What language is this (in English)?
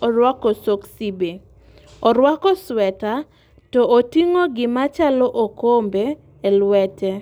Luo (Kenya and Tanzania)